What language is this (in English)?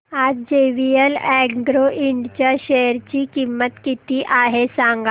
Marathi